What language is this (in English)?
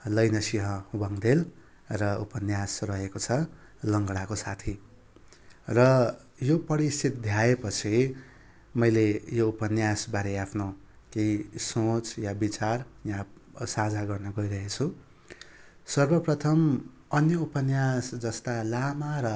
Nepali